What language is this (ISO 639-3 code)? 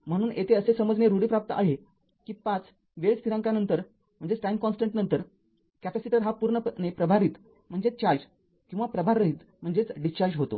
mar